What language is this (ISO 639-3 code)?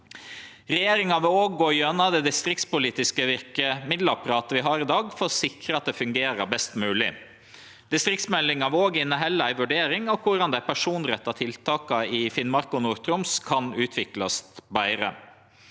nor